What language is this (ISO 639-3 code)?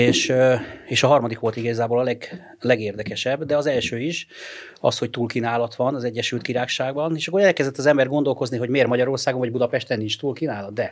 hun